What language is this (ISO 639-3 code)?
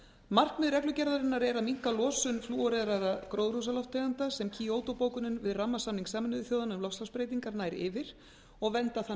isl